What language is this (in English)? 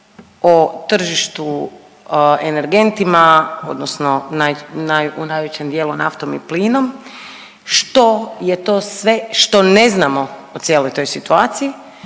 Croatian